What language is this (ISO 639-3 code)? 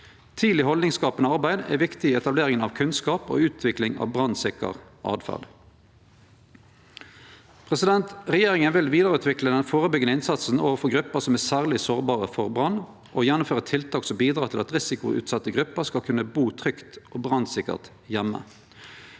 nor